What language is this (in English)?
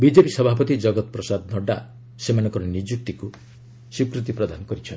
Odia